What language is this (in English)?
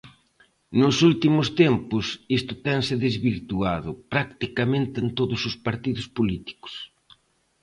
Galician